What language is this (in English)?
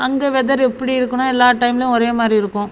Tamil